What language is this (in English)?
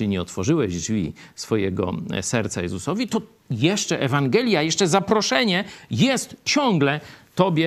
Polish